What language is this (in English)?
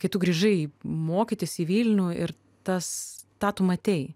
Lithuanian